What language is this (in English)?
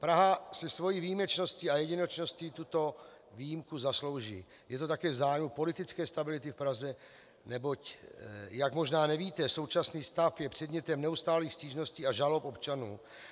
Czech